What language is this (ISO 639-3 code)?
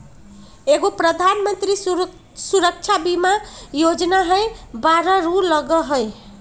mag